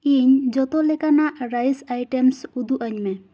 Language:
Santali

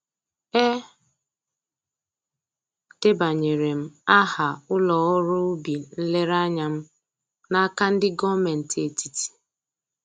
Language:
Igbo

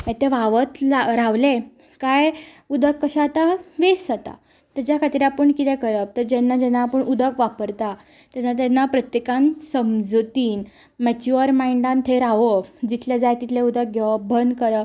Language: Konkani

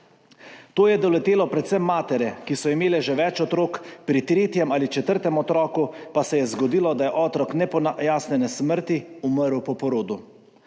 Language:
Slovenian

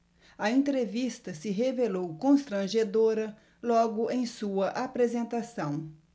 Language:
Portuguese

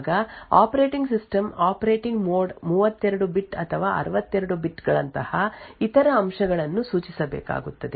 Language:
Kannada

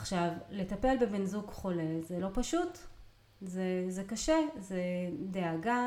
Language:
Hebrew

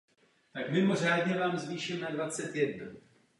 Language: Czech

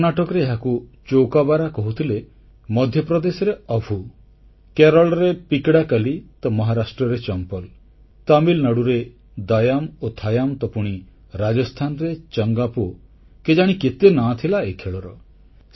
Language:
Odia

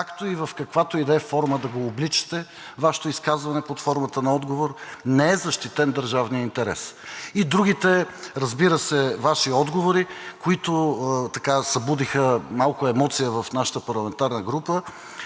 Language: Bulgarian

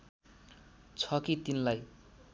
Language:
Nepali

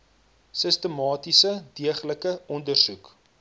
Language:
Afrikaans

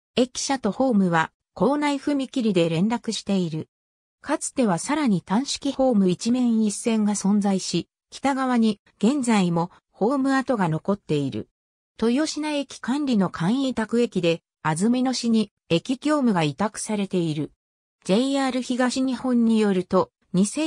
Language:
Japanese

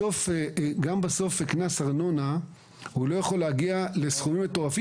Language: Hebrew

